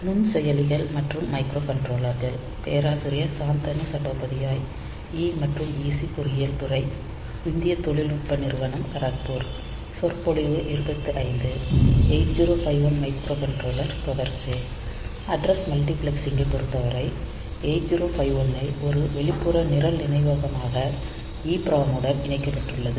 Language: Tamil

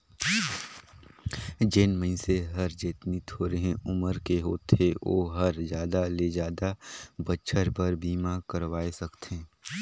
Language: Chhattisgarhi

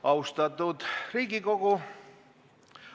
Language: Estonian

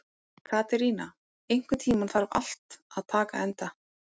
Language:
Icelandic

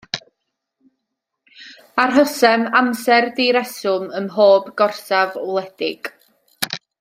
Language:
Welsh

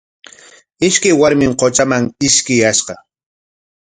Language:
Corongo Ancash Quechua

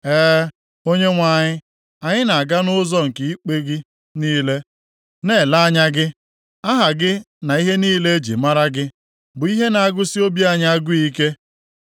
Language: Igbo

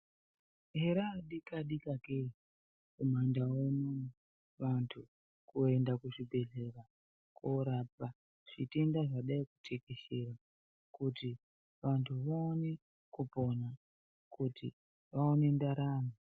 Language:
Ndau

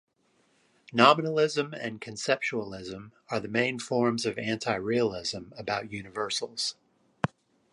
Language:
English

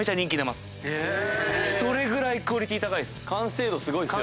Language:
Japanese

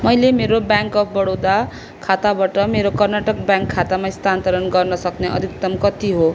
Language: Nepali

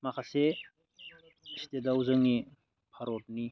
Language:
Bodo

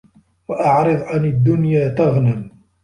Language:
Arabic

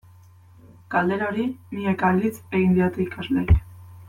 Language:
Basque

